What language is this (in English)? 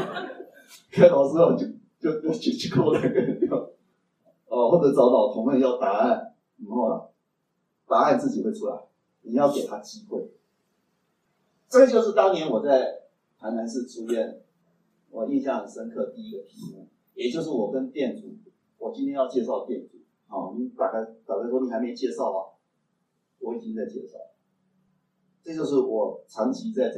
Chinese